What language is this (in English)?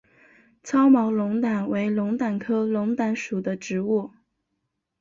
Chinese